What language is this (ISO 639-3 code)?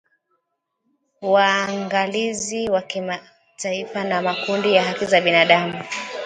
swa